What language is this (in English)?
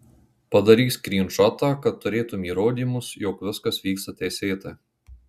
Lithuanian